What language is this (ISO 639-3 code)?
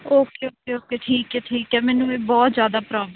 pan